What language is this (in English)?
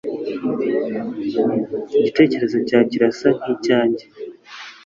Kinyarwanda